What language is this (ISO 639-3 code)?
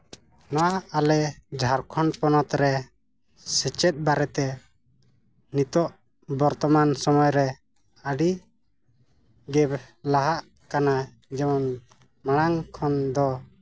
sat